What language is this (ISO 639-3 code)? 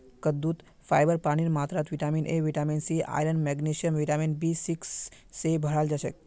mag